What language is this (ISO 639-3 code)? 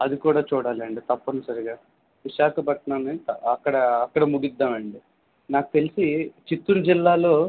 tel